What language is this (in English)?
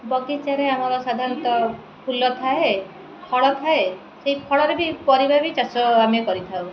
Odia